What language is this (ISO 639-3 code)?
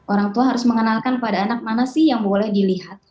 ind